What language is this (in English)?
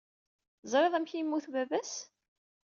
Kabyle